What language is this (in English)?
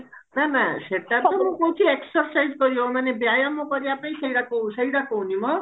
Odia